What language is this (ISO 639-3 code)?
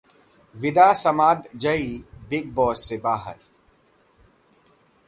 hin